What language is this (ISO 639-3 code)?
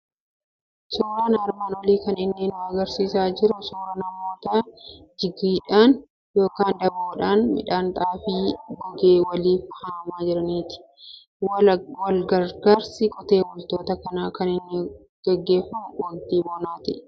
orm